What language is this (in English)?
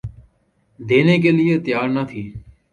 Urdu